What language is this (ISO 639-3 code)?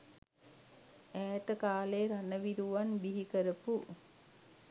sin